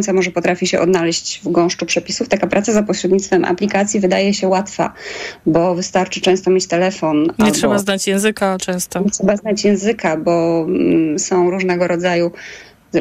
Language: Polish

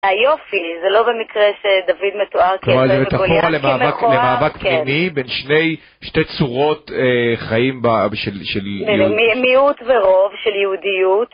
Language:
Hebrew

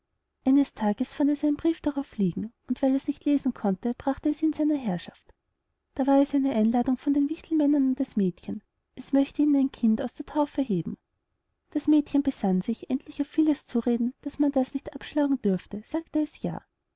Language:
German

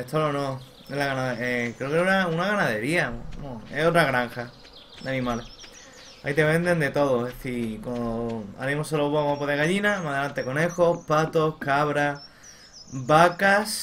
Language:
Spanish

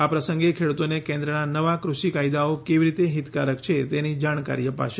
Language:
Gujarati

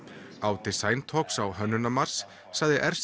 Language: Icelandic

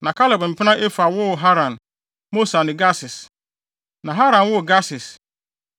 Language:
Akan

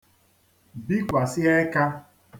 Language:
Igbo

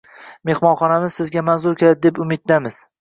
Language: Uzbek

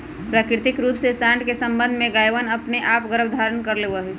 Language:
Magahi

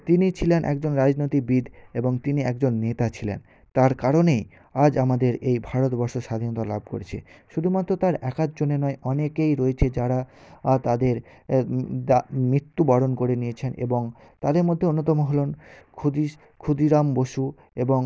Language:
Bangla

